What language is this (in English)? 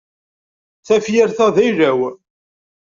Kabyle